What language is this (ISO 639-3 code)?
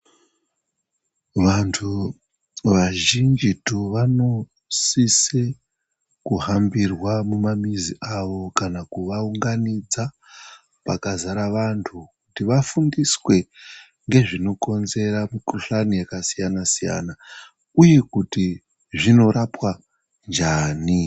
ndc